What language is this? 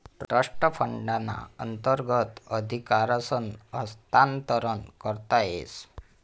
Marathi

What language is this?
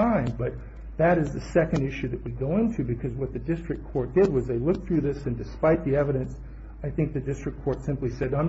English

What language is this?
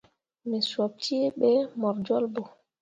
Mundang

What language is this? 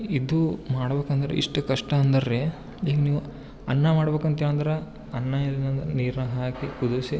Kannada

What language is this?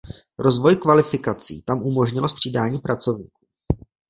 Czech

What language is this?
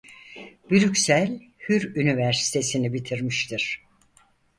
Turkish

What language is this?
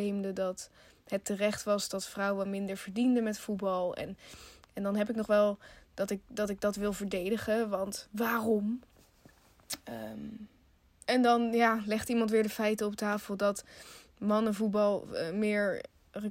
Dutch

